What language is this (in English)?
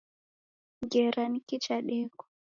Taita